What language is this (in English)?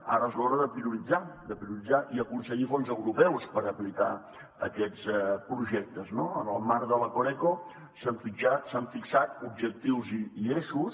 Catalan